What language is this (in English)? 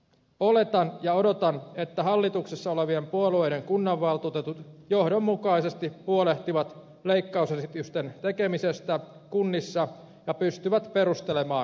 Finnish